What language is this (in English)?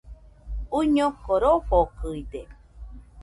Nüpode Huitoto